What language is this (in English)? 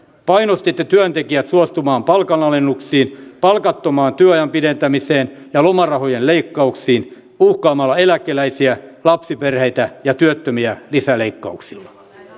Finnish